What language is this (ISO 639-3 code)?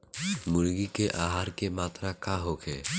bho